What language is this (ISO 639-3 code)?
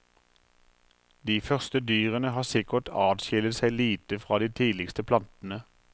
nor